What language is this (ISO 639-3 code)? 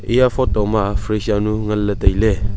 nnp